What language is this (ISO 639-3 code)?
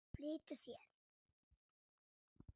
isl